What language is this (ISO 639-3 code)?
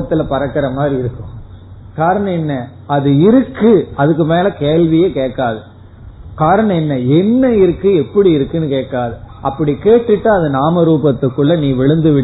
tam